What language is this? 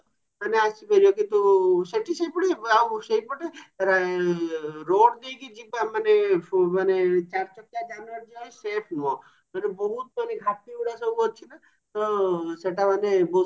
Odia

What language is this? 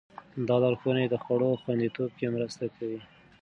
Pashto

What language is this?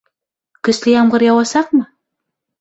Bashkir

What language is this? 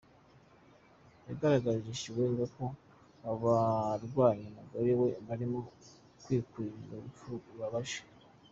Kinyarwanda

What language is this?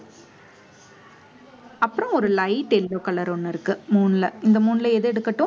Tamil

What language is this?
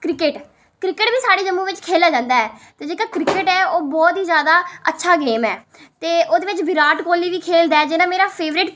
Dogri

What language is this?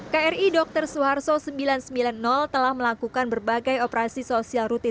Indonesian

